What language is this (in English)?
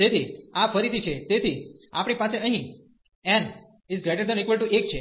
Gujarati